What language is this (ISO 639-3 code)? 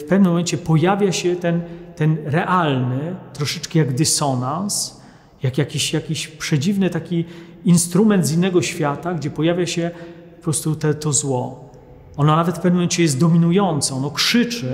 pol